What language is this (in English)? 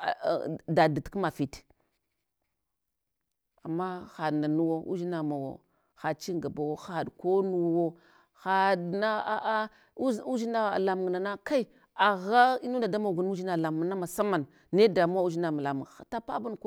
Hwana